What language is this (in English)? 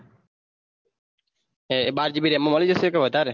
Gujarati